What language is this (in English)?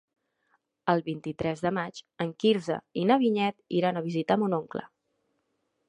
Catalan